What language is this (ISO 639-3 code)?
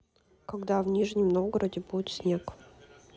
rus